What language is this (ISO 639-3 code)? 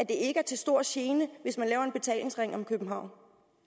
dan